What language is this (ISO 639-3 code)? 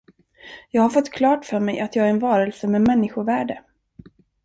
swe